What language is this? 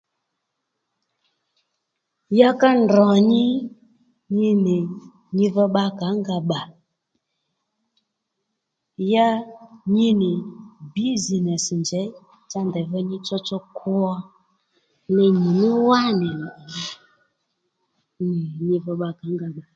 Lendu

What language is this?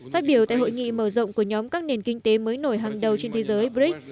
Vietnamese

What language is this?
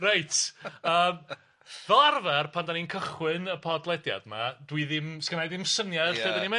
Welsh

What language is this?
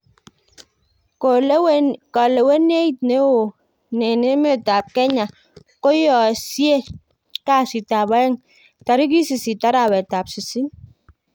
Kalenjin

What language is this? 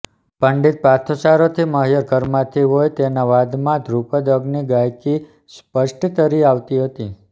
Gujarati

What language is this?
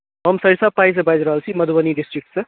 Maithili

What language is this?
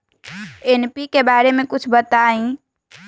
Magahi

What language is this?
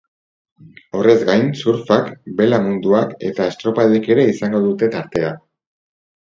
Basque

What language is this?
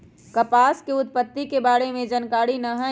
Magahi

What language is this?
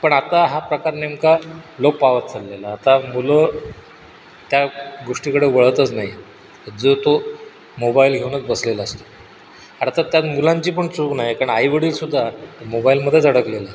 Marathi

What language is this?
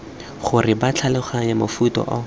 Tswana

